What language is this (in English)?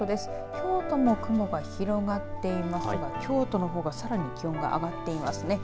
Japanese